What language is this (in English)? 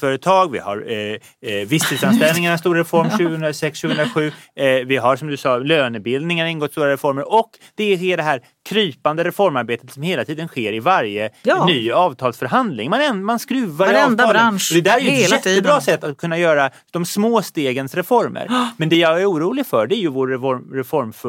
Swedish